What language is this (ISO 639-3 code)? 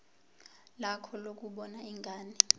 zul